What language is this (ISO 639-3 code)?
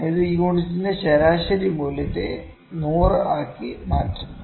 mal